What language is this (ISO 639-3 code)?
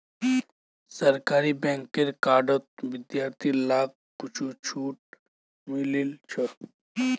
mag